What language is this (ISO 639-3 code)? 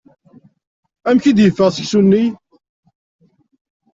kab